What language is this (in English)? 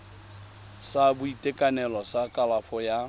Tswana